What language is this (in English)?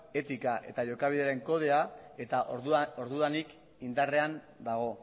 Basque